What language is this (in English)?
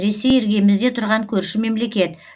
Kazakh